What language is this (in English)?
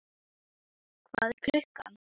Icelandic